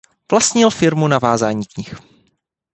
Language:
Czech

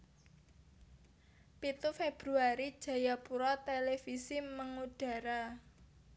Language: Javanese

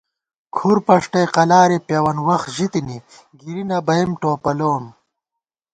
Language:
Gawar-Bati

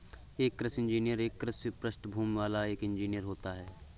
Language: Hindi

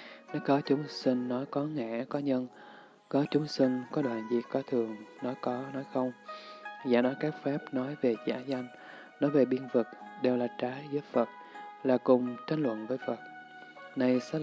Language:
Vietnamese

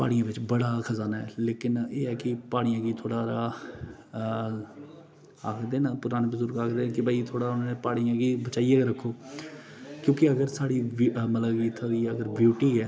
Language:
Dogri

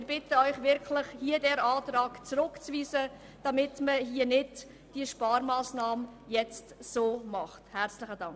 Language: Swiss German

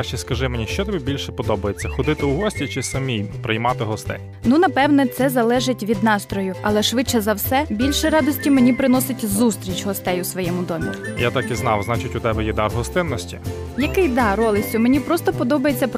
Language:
Ukrainian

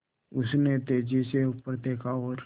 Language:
Hindi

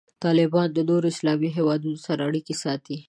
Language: Pashto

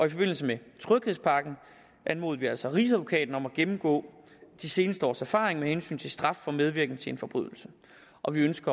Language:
Danish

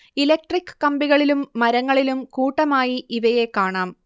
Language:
Malayalam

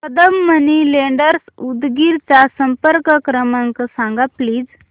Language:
Marathi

